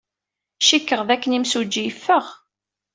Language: Kabyle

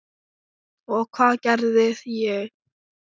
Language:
Icelandic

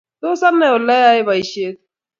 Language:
Kalenjin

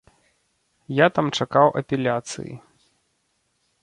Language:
Belarusian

